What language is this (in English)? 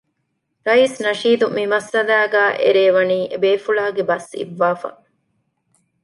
Divehi